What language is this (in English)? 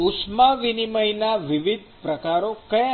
Gujarati